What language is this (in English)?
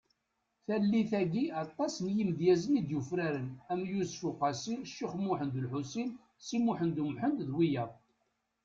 Kabyle